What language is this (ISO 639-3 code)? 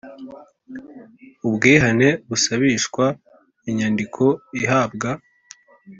kin